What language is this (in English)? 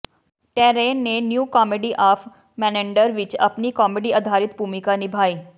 Punjabi